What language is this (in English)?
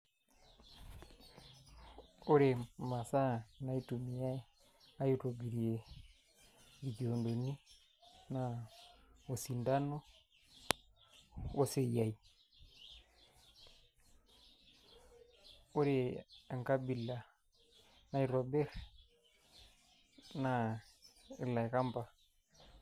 Masai